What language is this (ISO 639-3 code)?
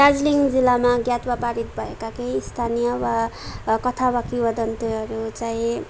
nep